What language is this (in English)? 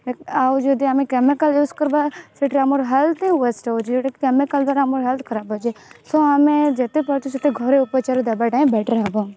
Odia